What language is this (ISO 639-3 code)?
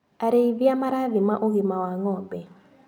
kik